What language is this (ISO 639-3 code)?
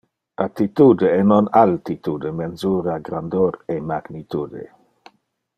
ina